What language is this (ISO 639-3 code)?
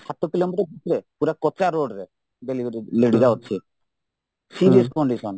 ori